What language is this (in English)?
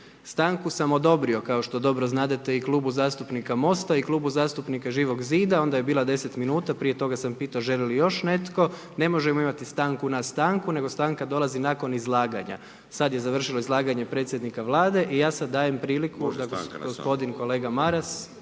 Croatian